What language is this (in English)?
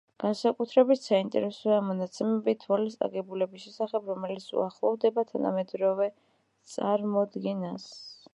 Georgian